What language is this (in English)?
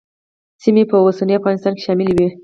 Pashto